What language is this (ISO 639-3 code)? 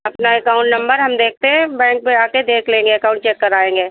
hin